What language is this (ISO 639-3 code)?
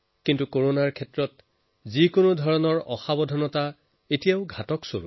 asm